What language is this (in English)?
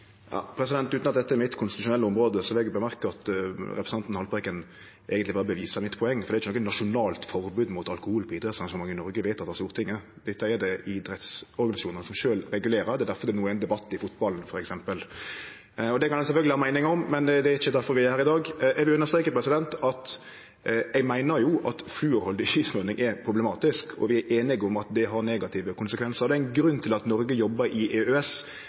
Norwegian Nynorsk